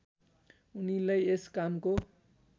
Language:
Nepali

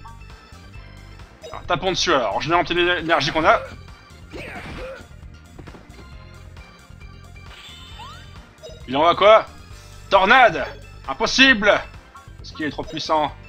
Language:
French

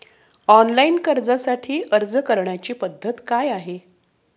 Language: Marathi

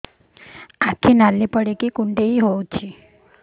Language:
Odia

